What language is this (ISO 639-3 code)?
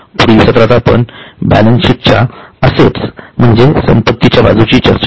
mar